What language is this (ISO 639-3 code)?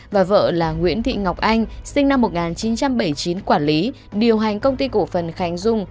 vie